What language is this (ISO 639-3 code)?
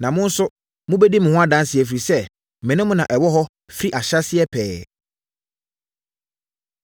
aka